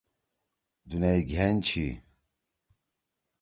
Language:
Torwali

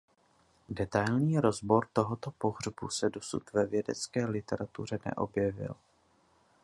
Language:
Czech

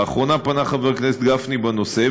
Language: Hebrew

